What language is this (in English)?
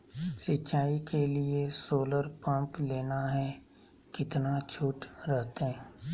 Magahi